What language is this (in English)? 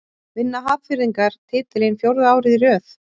Icelandic